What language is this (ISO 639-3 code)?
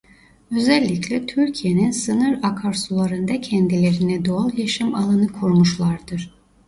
tur